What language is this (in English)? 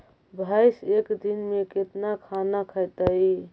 Magahi